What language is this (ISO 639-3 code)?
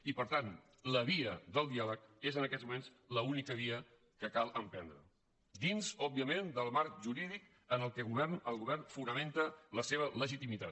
cat